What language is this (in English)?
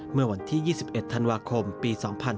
Thai